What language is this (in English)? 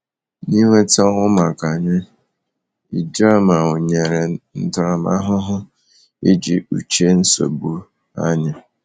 Igbo